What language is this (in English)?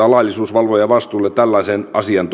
Finnish